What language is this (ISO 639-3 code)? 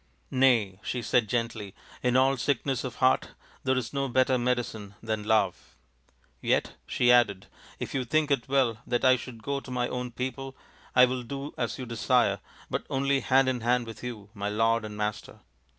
eng